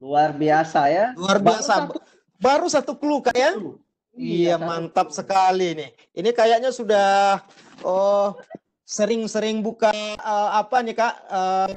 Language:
Indonesian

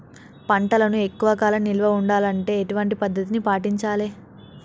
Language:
Telugu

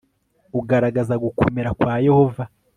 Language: Kinyarwanda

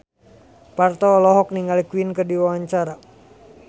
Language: Sundanese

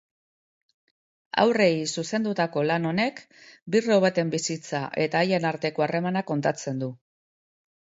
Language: Basque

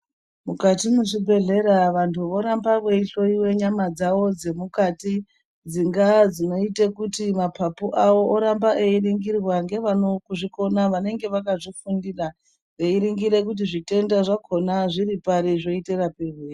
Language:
Ndau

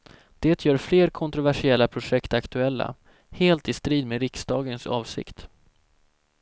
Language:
Swedish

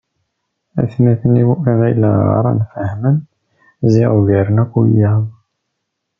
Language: Kabyle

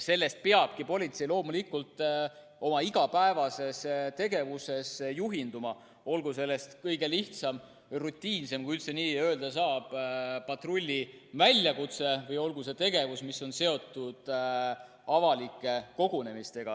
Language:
Estonian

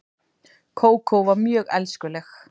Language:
Icelandic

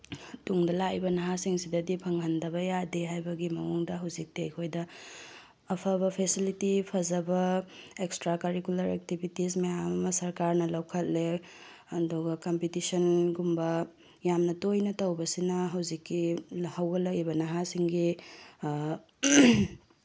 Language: Manipuri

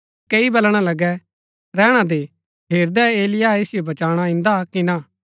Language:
Gaddi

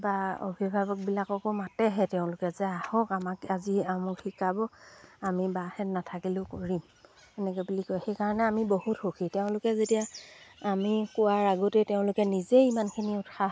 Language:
Assamese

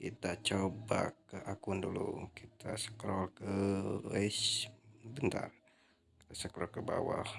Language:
Indonesian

